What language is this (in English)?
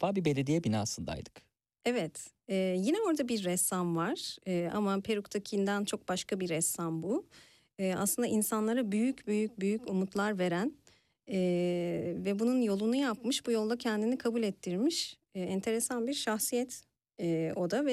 Turkish